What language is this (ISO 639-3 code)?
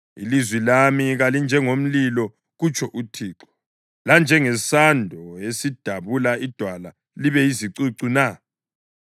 nde